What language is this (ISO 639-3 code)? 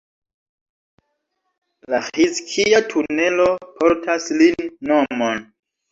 epo